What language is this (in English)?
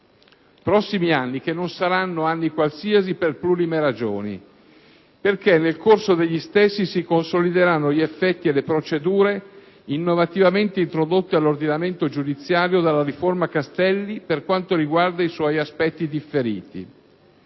Italian